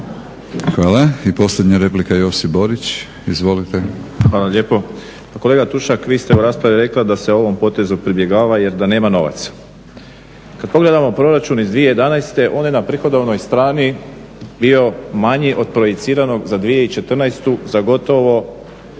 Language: Croatian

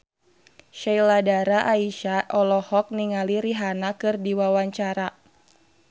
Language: Sundanese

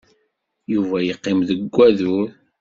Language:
Kabyle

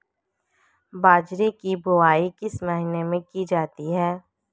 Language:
Hindi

